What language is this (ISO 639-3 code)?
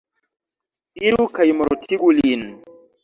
epo